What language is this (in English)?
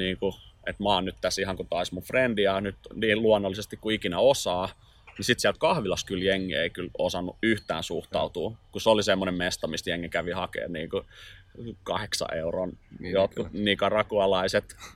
Finnish